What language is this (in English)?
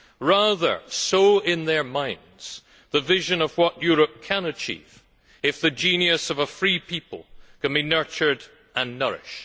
English